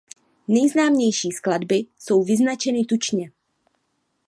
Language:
Czech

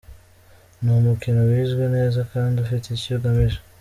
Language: Kinyarwanda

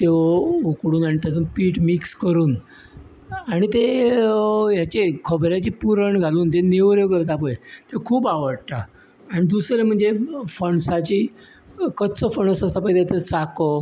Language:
Konkani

